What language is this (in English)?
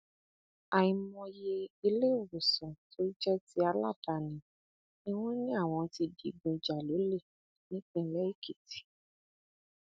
Yoruba